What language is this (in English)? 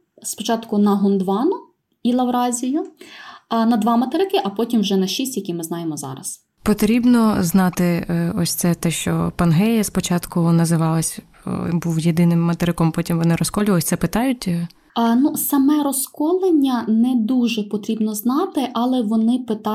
Ukrainian